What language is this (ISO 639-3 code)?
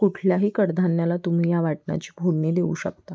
mar